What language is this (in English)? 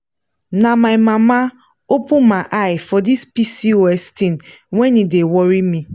Nigerian Pidgin